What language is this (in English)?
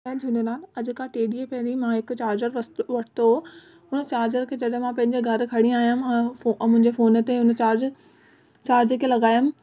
Sindhi